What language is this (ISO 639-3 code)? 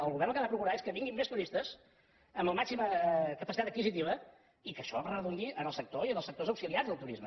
cat